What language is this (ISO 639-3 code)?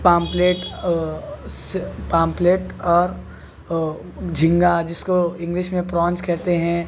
urd